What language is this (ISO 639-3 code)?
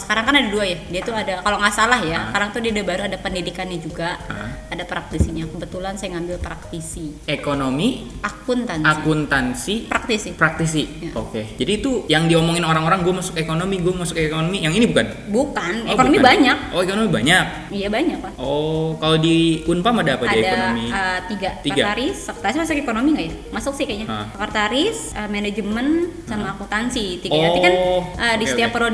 ind